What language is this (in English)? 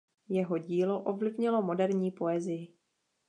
Czech